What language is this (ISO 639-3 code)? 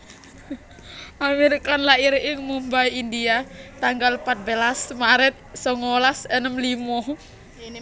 jav